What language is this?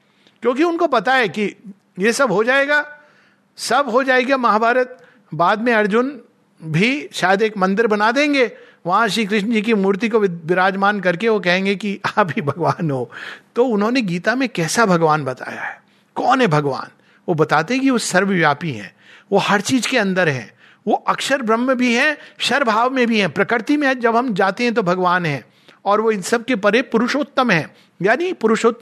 Hindi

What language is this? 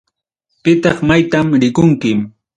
Ayacucho Quechua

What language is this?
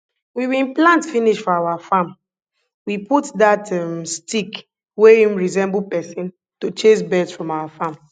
Nigerian Pidgin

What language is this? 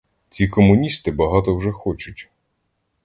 Ukrainian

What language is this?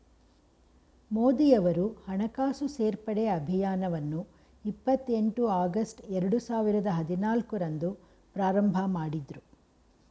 Kannada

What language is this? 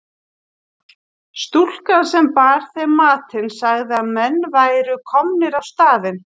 Icelandic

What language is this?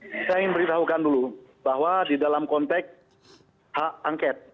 Indonesian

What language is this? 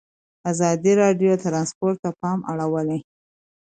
Pashto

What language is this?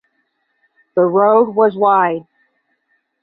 English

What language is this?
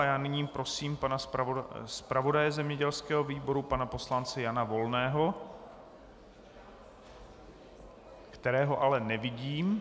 Czech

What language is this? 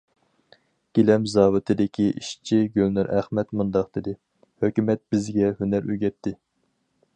Uyghur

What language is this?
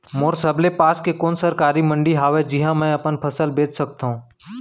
Chhattisgarhi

